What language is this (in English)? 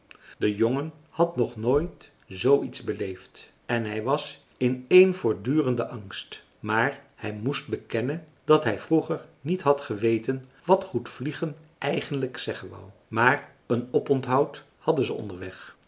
Dutch